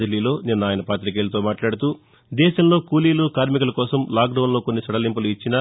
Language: Telugu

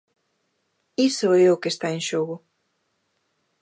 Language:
Galician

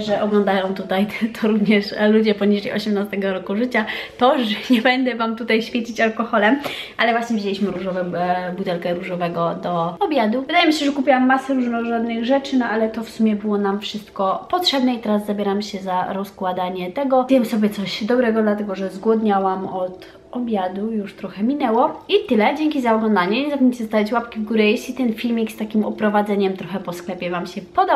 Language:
Polish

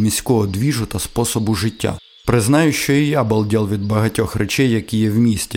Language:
Ukrainian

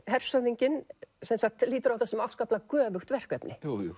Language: Icelandic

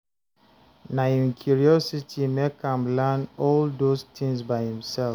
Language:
Nigerian Pidgin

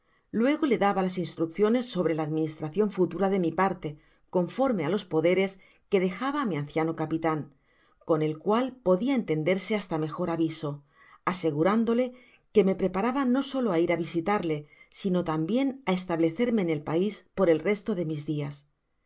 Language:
Spanish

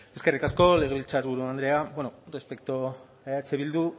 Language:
Basque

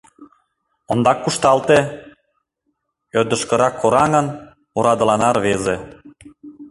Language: Mari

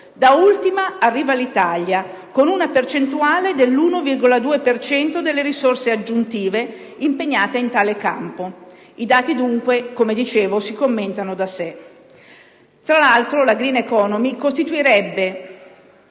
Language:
Italian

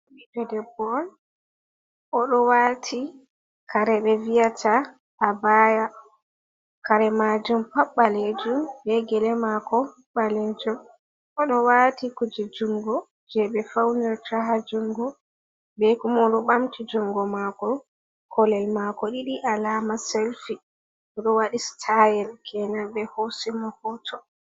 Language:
Fula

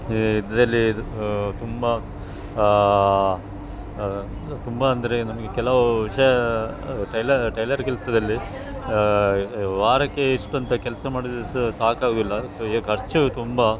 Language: Kannada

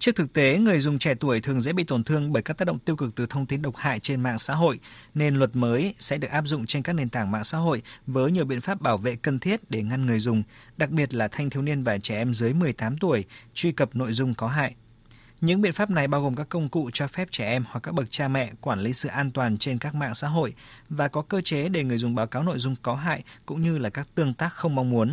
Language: Vietnamese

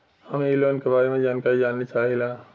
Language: Bhojpuri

